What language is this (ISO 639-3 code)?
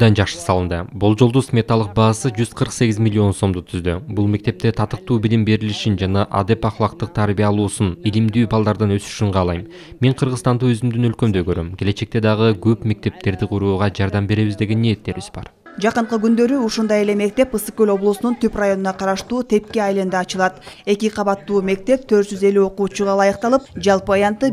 tur